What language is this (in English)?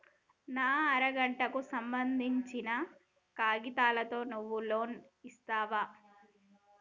Telugu